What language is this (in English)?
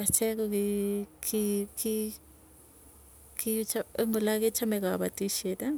Tugen